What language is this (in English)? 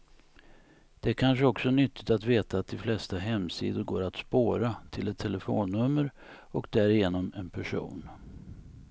Swedish